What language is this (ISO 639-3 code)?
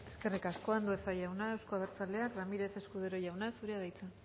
eus